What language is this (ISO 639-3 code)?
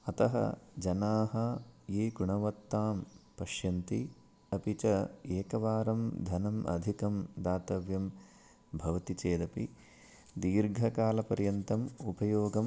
san